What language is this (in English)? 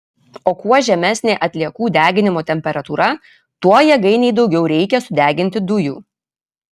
Lithuanian